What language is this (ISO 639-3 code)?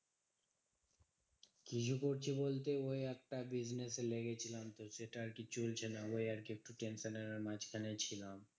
ben